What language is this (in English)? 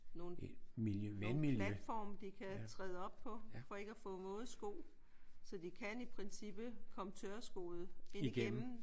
Danish